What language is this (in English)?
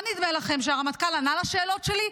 Hebrew